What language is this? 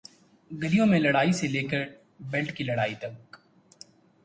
Urdu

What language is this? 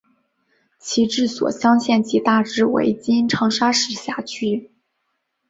Chinese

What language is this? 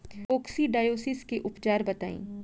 Bhojpuri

